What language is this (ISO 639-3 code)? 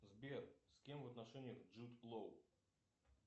rus